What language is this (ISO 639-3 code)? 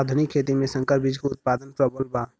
bho